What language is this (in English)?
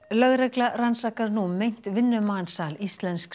Icelandic